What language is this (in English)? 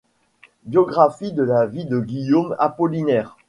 French